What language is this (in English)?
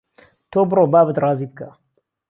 Central Kurdish